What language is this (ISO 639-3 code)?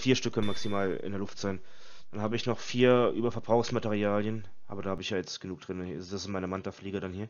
deu